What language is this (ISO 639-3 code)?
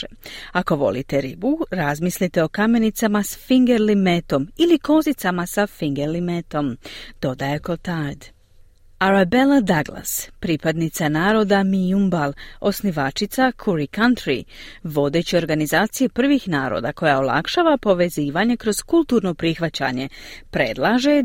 hrv